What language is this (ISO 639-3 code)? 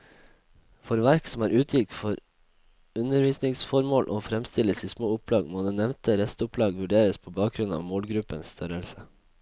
nor